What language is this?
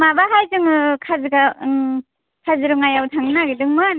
Bodo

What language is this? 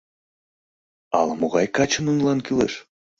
Mari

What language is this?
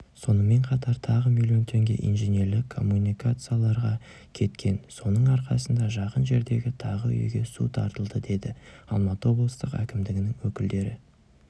Kazakh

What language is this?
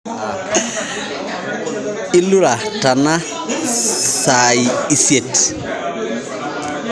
Masai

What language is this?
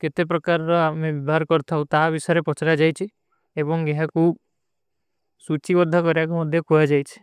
Kui (India)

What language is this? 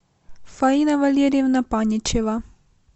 Russian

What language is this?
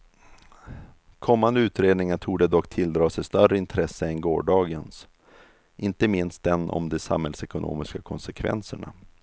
Swedish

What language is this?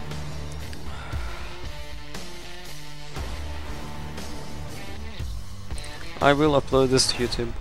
English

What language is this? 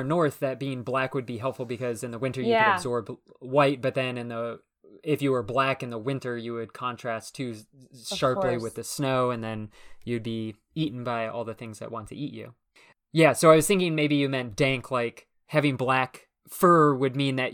English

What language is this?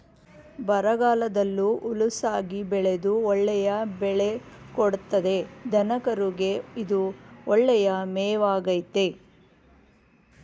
Kannada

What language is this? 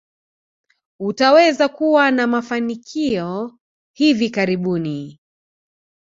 Swahili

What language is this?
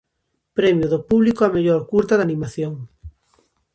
Galician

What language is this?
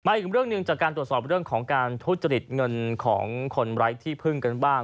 Thai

